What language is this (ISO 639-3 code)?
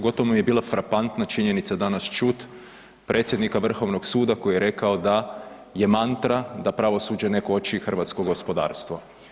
hrv